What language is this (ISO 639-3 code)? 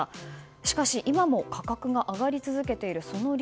jpn